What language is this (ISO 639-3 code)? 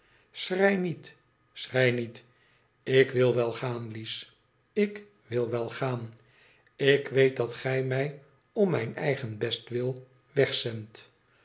nld